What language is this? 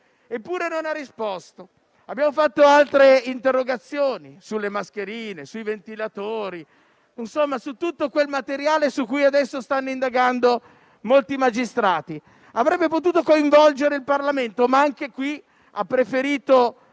Italian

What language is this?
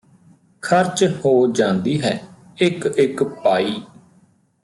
Punjabi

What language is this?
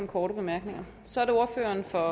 Danish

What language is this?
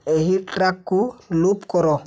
Odia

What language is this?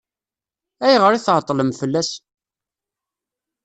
Kabyle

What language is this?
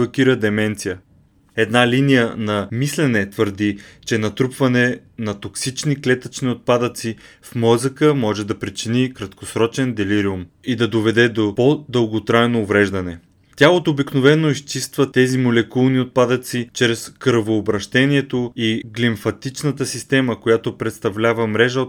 Bulgarian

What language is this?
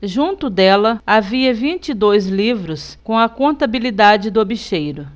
Portuguese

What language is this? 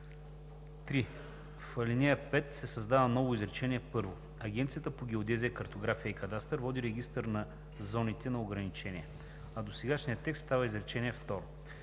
Bulgarian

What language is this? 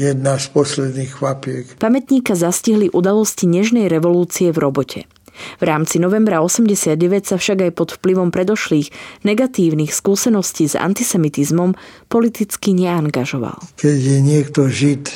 Slovak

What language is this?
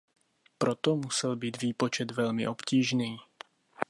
Czech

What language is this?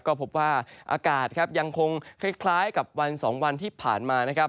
Thai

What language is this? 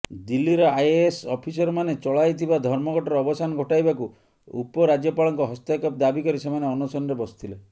Odia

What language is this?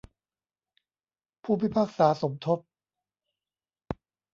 Thai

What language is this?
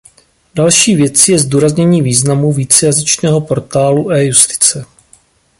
Czech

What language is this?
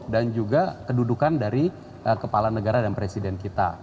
Indonesian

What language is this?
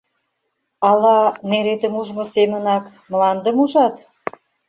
Mari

